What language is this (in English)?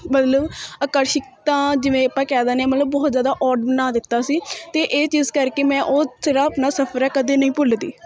Punjabi